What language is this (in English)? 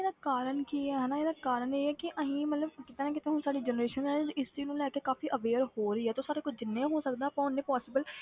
Punjabi